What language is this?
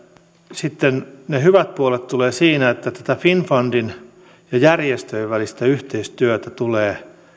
Finnish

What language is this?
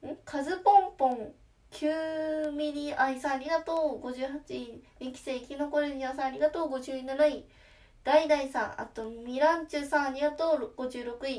Japanese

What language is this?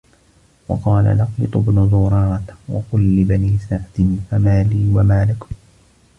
Arabic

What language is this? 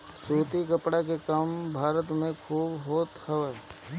Bhojpuri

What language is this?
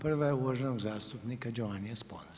Croatian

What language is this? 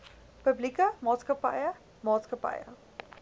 Afrikaans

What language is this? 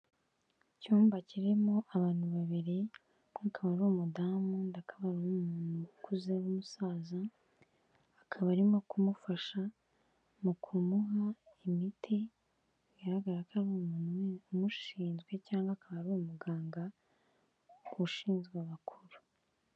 Kinyarwanda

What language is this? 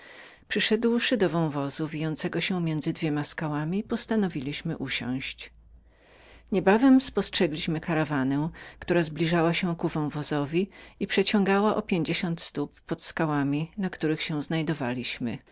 Polish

